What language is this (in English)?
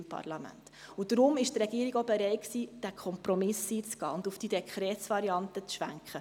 Swiss German